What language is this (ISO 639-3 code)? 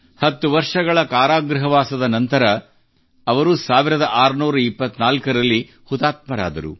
kan